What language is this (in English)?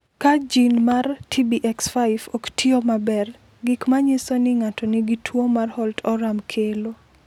Luo (Kenya and Tanzania)